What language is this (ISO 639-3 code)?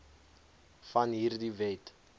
afr